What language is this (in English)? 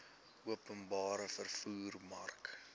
Afrikaans